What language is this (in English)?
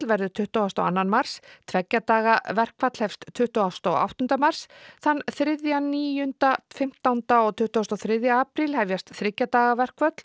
Icelandic